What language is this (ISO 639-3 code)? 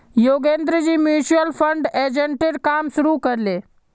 mag